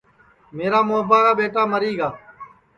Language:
Sansi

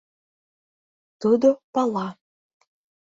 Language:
Mari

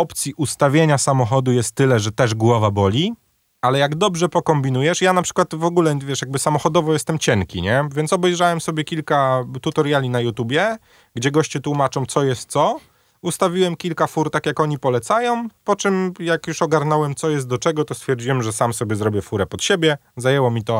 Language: Polish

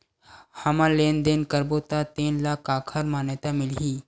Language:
Chhattisgarhi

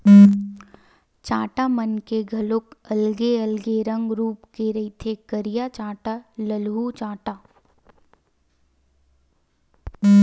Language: Chhattisgarhi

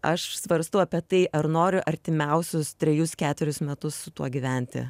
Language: Lithuanian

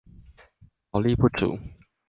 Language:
Chinese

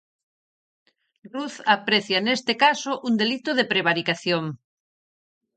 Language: Galician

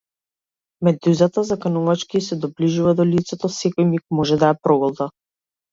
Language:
Macedonian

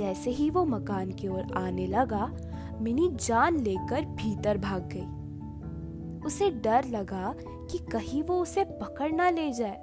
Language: Hindi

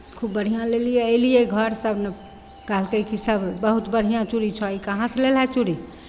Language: Maithili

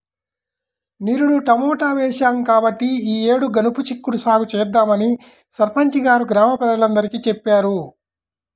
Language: Telugu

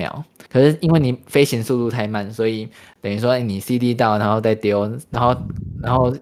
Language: Chinese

